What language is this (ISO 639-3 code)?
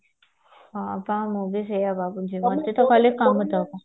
ori